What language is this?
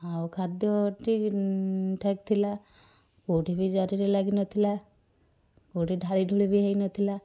Odia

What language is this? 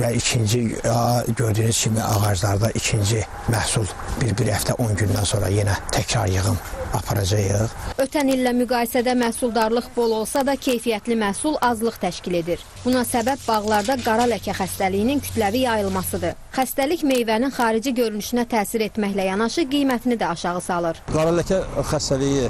Turkish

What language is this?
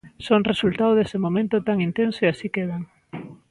Galician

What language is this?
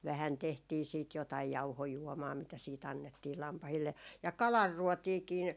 Finnish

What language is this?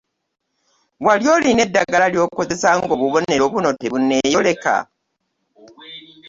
Ganda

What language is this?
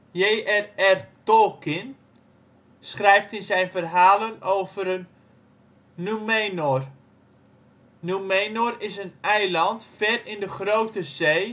Dutch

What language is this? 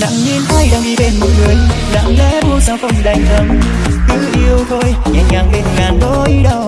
Vietnamese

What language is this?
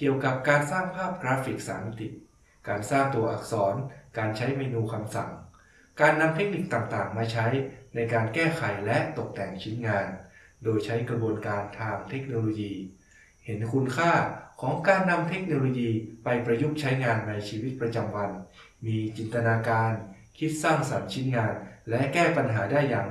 Thai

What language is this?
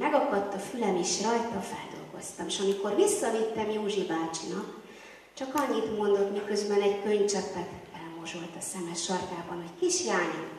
Hungarian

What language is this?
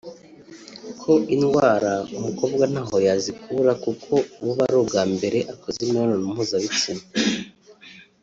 Kinyarwanda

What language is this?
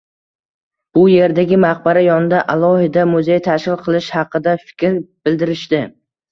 Uzbek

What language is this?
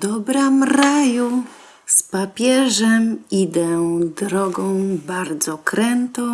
Polish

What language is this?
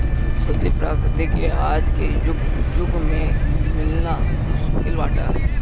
Bhojpuri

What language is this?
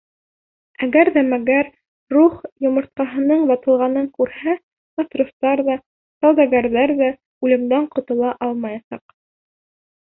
Bashkir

